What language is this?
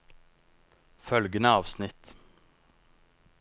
Norwegian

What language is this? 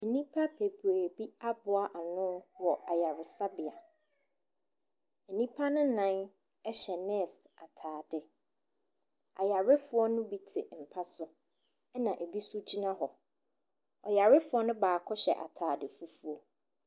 Akan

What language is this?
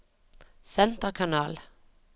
Norwegian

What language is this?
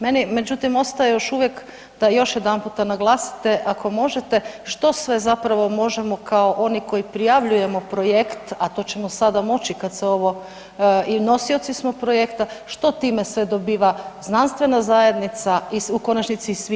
Croatian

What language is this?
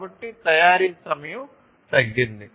Telugu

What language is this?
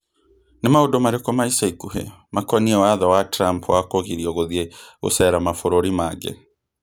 Kikuyu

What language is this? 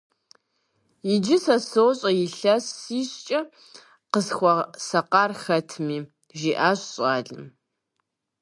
Kabardian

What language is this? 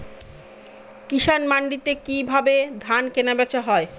Bangla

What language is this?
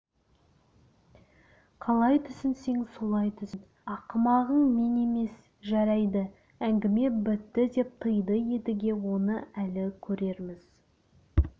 Kazakh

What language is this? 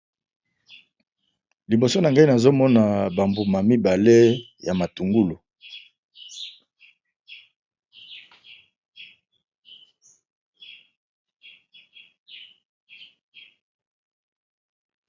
Lingala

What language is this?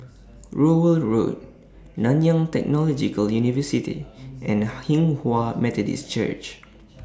English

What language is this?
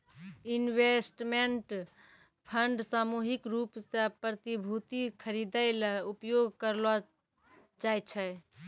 Maithili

